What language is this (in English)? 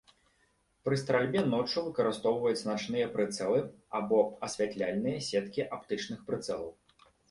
Belarusian